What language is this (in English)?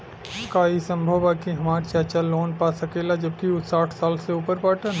Bhojpuri